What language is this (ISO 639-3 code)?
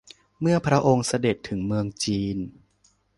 tha